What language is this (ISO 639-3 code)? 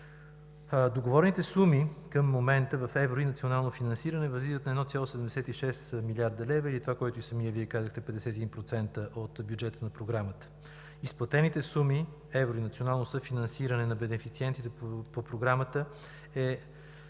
bul